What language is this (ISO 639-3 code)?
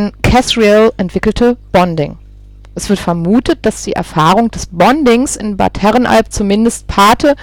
deu